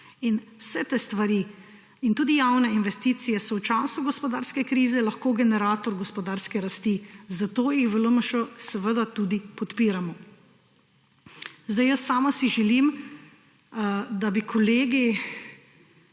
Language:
Slovenian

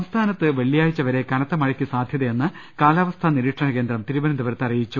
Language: Malayalam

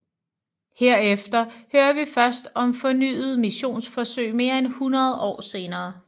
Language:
Danish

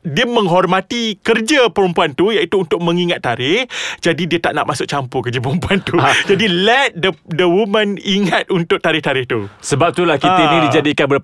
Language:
Malay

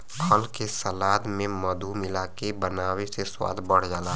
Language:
Bhojpuri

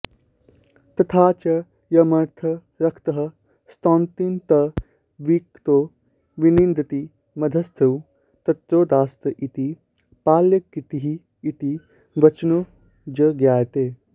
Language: Sanskrit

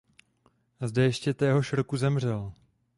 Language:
Czech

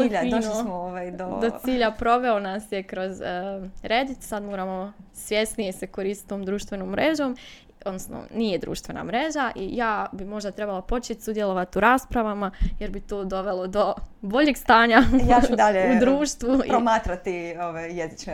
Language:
Croatian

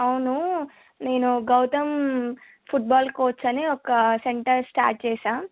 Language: Telugu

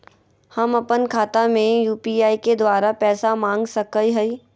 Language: Magahi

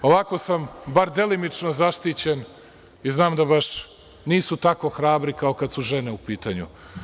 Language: Serbian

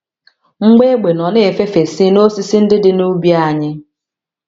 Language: Igbo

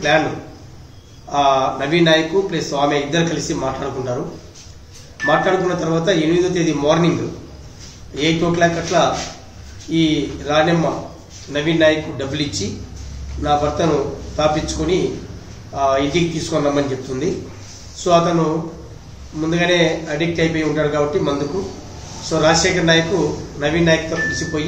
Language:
Hindi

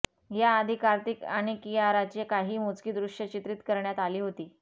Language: Marathi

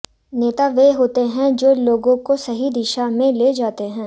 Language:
Hindi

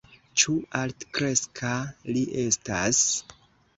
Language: Esperanto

